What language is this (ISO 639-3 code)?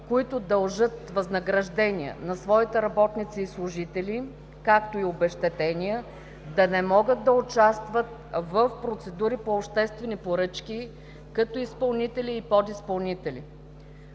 bul